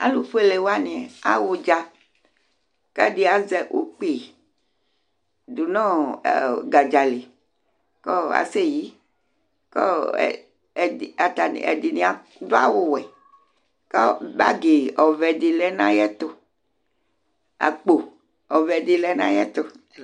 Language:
Ikposo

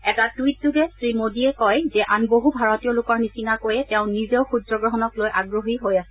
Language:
Assamese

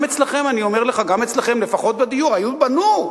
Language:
Hebrew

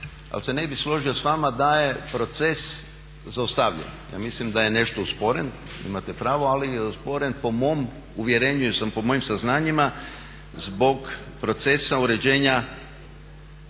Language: Croatian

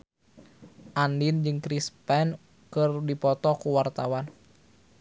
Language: Sundanese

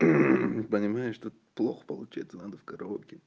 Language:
Russian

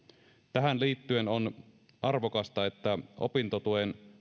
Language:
Finnish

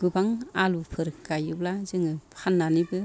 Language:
Bodo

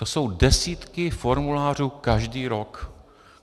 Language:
Czech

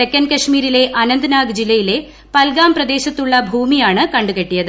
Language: Malayalam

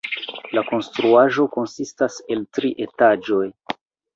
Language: Esperanto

